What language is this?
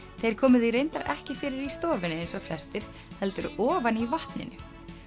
Icelandic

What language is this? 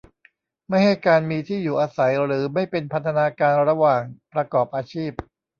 Thai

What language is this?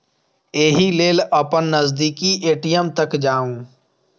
Maithili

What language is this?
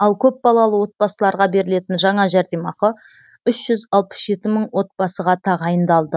Kazakh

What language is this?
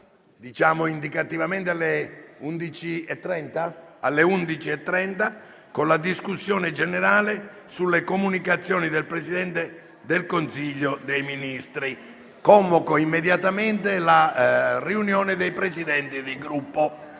Italian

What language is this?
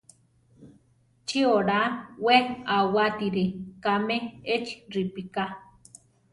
Central Tarahumara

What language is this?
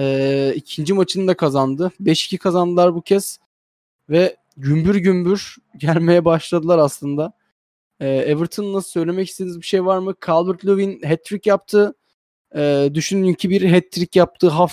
Turkish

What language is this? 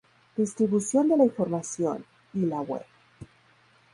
Spanish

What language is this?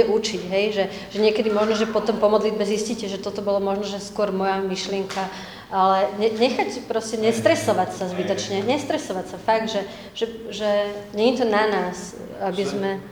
Slovak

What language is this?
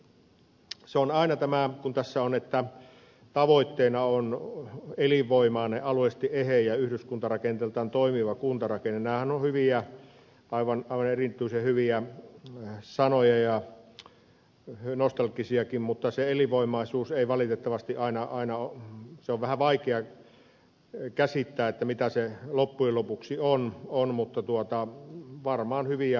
Finnish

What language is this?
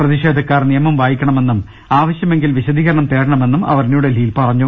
Malayalam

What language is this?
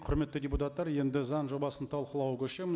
Kazakh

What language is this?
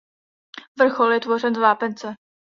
Czech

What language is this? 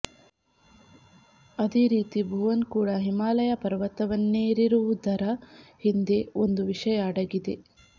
Kannada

